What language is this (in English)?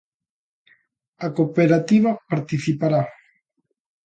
Galician